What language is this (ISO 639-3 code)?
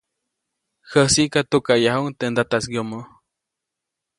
zoc